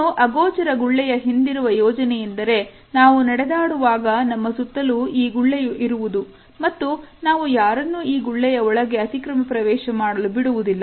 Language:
Kannada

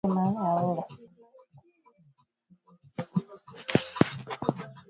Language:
Swahili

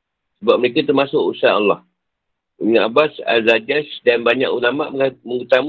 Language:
Malay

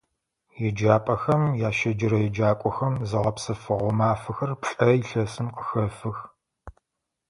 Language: Adyghe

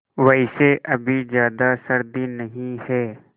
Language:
Hindi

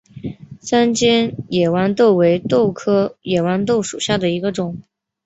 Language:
Chinese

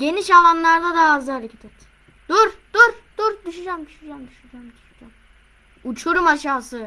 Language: Turkish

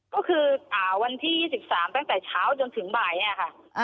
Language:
Thai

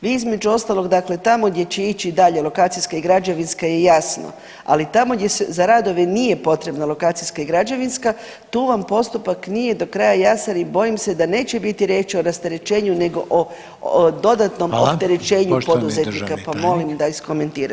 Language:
Croatian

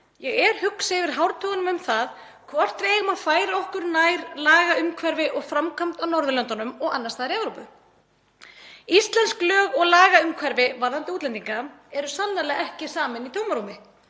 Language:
Icelandic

